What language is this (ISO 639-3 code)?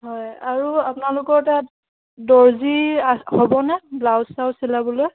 asm